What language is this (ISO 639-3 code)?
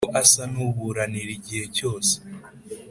kin